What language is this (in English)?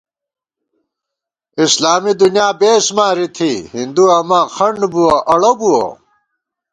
Gawar-Bati